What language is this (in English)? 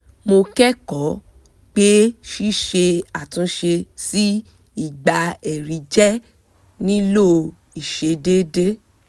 Yoruba